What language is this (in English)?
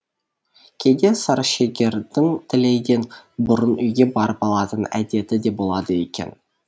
Kazakh